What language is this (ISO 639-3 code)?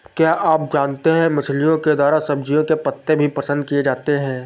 hin